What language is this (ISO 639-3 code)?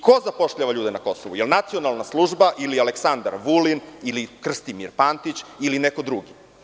srp